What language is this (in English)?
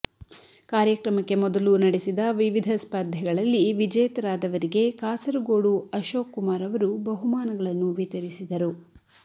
Kannada